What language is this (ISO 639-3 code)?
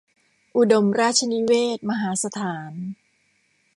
tha